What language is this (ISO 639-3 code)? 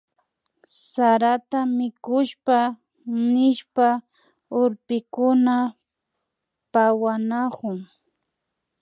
qvi